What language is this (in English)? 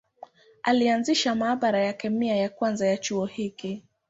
Swahili